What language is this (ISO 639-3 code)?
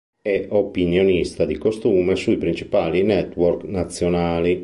ita